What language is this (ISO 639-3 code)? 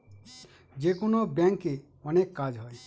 ben